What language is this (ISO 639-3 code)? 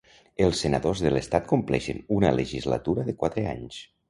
cat